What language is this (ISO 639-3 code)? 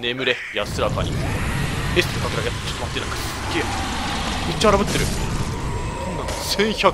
jpn